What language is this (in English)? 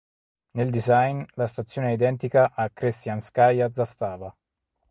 Italian